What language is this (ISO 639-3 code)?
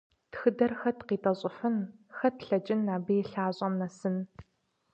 kbd